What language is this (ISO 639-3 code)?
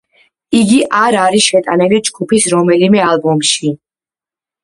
kat